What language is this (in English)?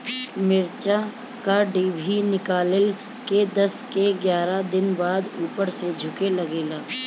Bhojpuri